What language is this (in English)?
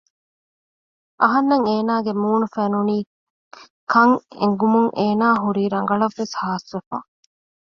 Divehi